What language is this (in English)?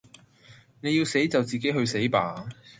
Cantonese